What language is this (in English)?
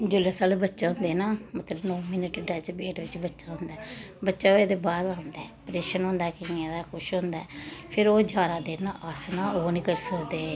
Dogri